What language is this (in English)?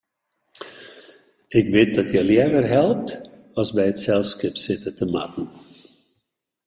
Western Frisian